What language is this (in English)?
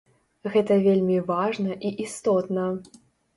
Belarusian